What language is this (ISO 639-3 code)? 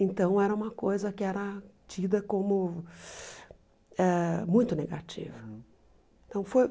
por